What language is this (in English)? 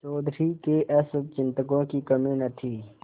Hindi